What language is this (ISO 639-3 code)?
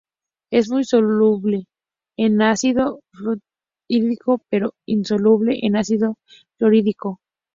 spa